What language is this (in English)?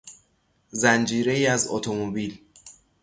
Persian